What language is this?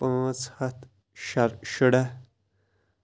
Kashmiri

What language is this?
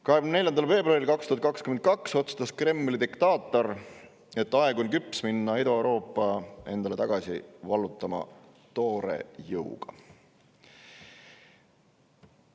Estonian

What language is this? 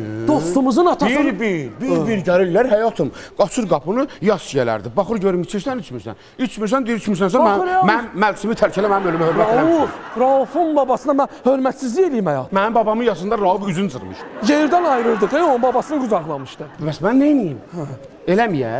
Turkish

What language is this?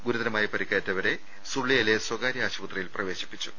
Malayalam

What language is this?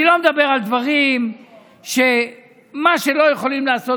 Hebrew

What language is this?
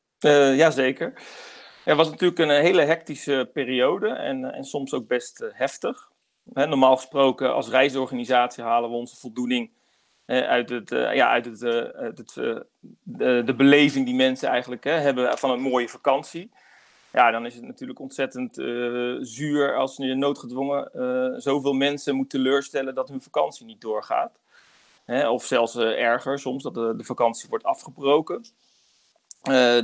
Dutch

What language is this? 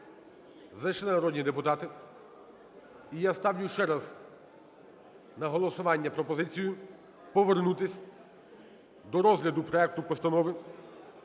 Ukrainian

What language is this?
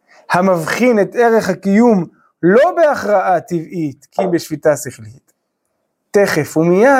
Hebrew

